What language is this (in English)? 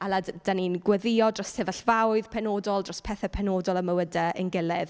Welsh